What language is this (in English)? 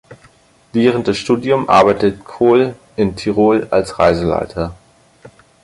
German